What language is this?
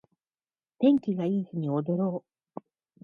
Japanese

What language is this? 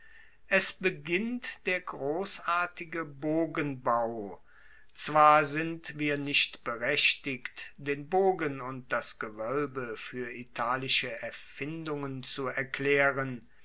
German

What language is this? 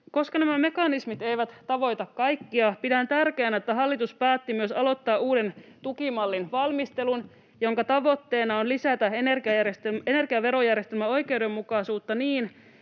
Finnish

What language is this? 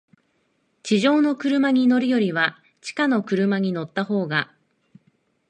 Japanese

